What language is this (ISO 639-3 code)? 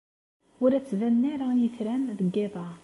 kab